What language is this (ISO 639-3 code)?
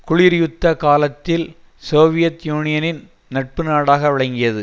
tam